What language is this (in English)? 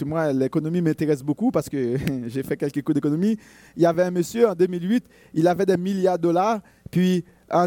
French